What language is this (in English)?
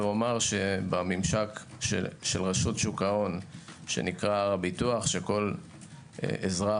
Hebrew